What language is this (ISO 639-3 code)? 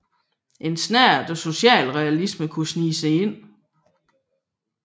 dan